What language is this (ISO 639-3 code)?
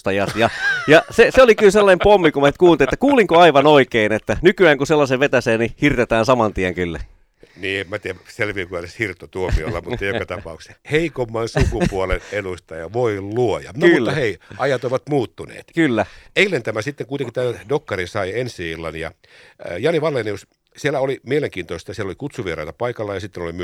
fin